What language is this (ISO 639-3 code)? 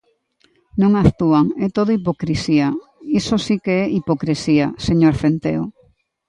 glg